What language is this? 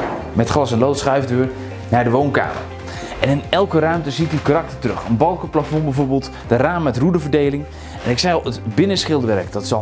Dutch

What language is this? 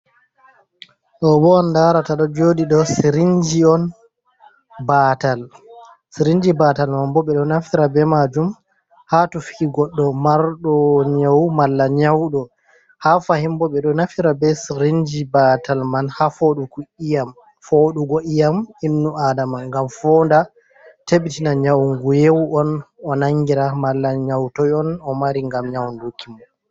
Fula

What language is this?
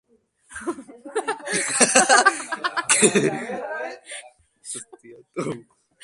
Basque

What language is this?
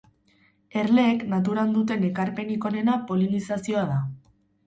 Basque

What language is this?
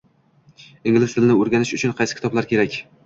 Uzbek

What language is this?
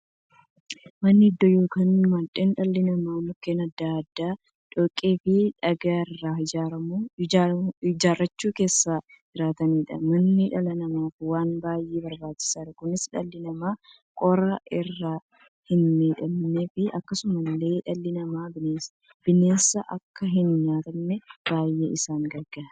Oromo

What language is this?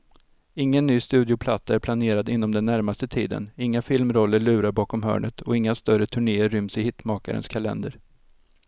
Swedish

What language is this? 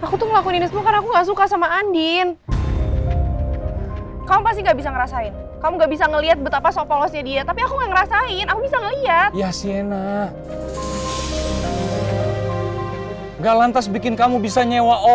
Indonesian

